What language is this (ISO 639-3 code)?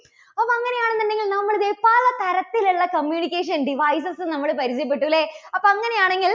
mal